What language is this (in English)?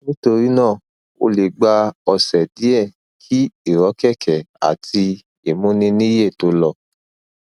Yoruba